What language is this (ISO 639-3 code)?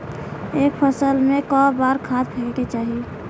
bho